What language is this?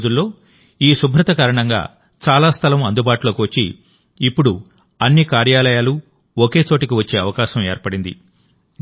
Telugu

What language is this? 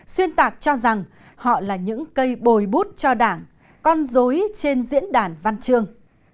Vietnamese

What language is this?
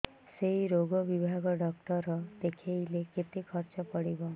Odia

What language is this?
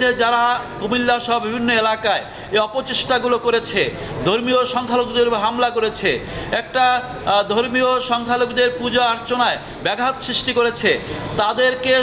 Bangla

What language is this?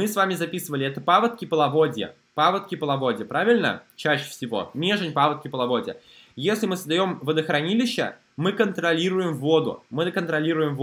Russian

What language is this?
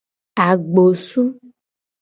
Gen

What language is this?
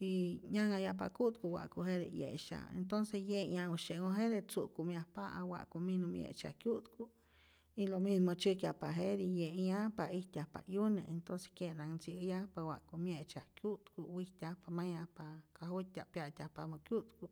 Rayón Zoque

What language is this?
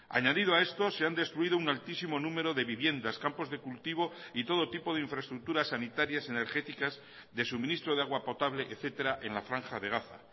Spanish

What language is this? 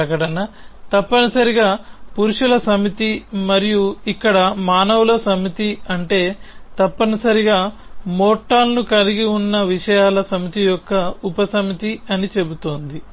Telugu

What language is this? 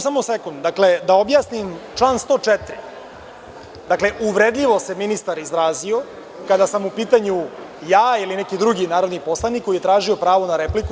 Serbian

